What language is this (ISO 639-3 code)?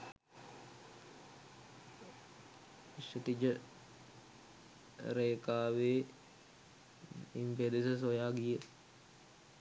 sin